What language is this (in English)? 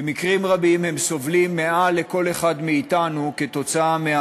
Hebrew